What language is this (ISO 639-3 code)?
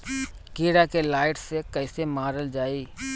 bho